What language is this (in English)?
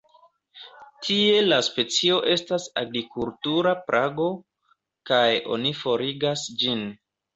Esperanto